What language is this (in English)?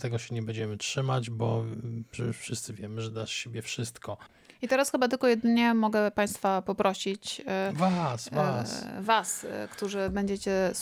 Polish